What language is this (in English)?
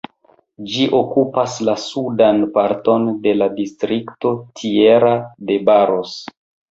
Esperanto